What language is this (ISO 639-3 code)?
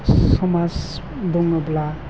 brx